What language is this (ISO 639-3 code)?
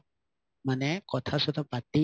asm